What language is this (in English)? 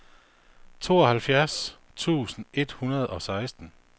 Danish